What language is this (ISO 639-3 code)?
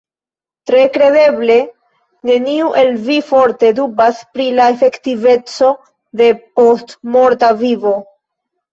epo